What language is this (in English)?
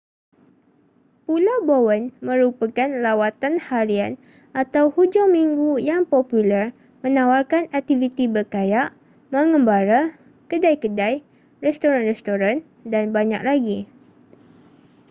Malay